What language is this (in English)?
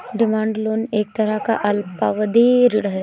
Hindi